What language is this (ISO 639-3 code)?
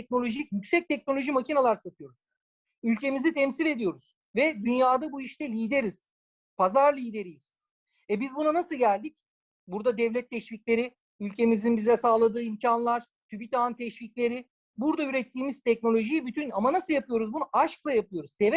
tur